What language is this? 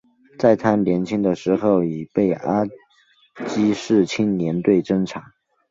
Chinese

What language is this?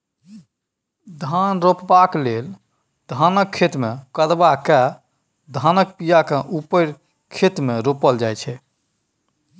Maithili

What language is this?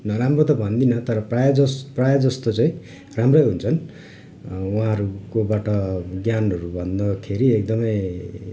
Nepali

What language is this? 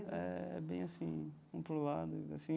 Portuguese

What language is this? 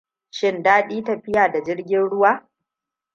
Hausa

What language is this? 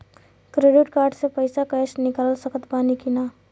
Bhojpuri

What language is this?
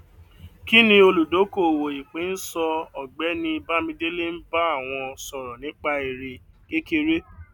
Yoruba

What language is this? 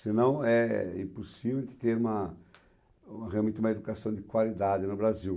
Portuguese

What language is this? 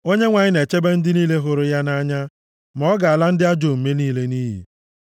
Igbo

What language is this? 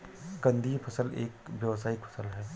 Hindi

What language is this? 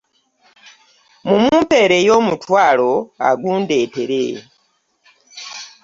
Ganda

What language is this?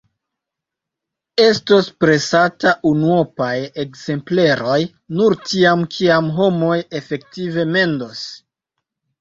Esperanto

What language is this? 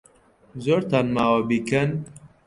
Central Kurdish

